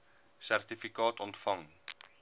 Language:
Afrikaans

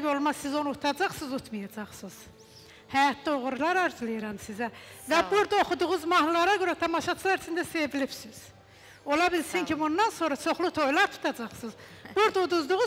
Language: Turkish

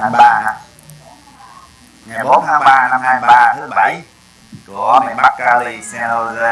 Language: Vietnamese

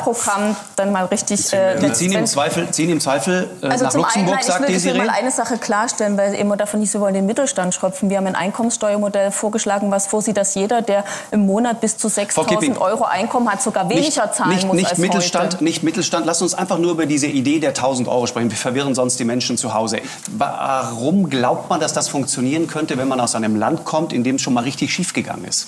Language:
German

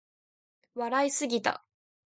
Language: Japanese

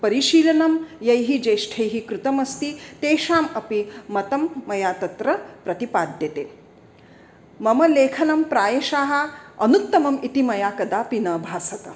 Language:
Sanskrit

